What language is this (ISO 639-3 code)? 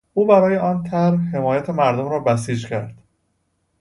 fas